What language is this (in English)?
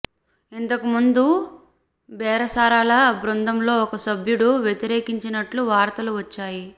Telugu